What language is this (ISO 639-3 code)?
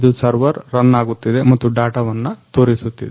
kan